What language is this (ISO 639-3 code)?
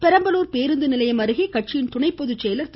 tam